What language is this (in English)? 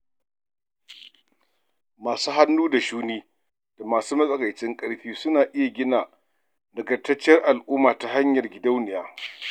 Hausa